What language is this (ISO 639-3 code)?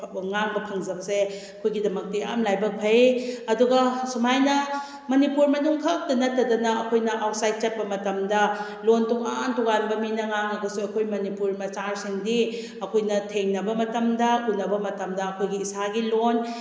mni